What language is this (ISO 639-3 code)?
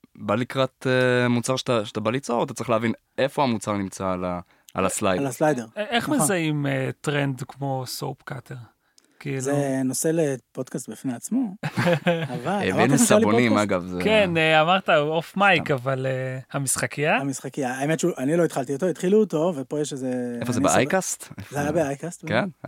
heb